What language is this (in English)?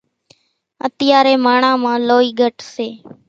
Kachi Koli